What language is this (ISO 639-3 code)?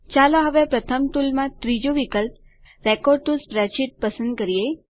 guj